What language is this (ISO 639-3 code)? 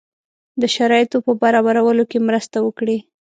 pus